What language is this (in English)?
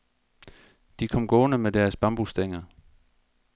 Danish